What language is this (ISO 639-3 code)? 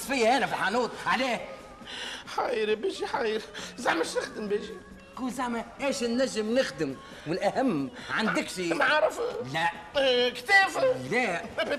ara